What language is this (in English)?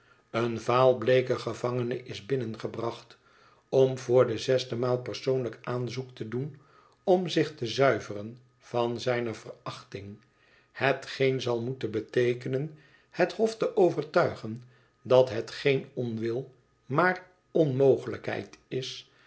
Dutch